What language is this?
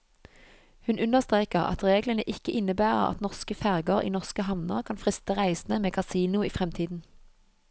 Norwegian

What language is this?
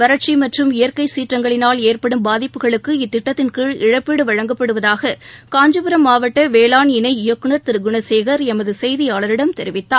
Tamil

